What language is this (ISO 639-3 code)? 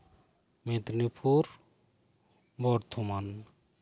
sat